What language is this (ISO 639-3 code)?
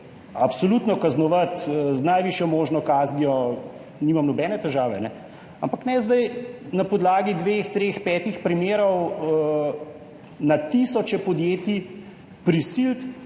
slv